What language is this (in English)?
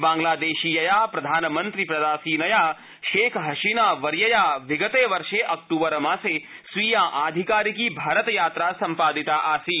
Sanskrit